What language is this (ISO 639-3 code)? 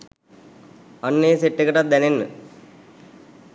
sin